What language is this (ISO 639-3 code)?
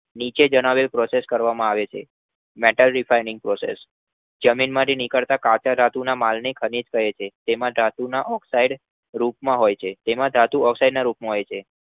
guj